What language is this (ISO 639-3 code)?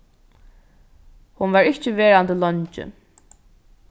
fao